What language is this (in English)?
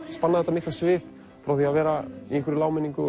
Icelandic